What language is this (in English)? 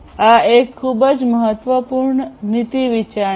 Gujarati